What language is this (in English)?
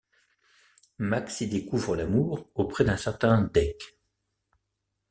French